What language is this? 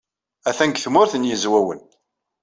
Kabyle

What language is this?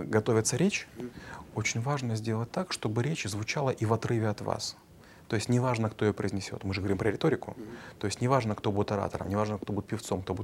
Russian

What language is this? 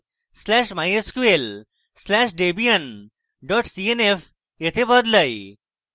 Bangla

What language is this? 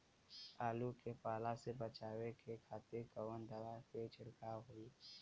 Bhojpuri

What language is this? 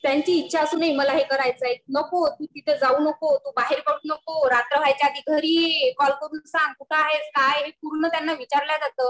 Marathi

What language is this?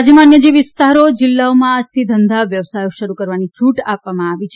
Gujarati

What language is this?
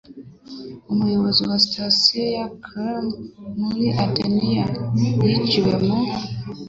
Kinyarwanda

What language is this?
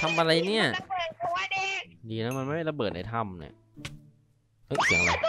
Thai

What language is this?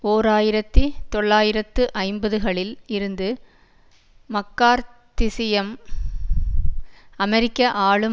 Tamil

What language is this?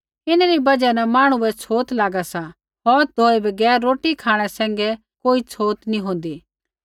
Kullu Pahari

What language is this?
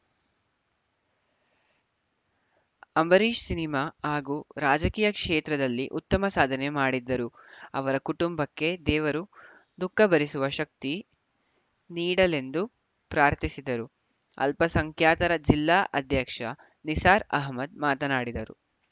Kannada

